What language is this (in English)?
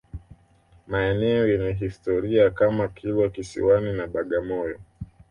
Swahili